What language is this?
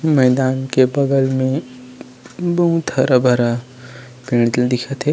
Chhattisgarhi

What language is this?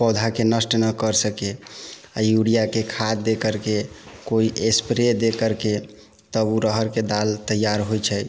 Maithili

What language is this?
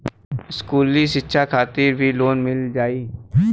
Bhojpuri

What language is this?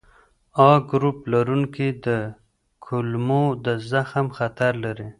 Pashto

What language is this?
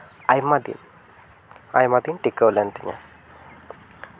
Santali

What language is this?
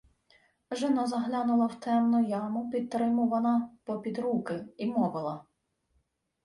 Ukrainian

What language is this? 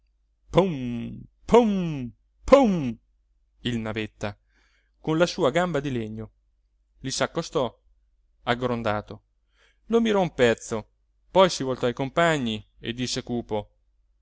Italian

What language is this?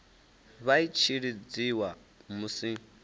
Venda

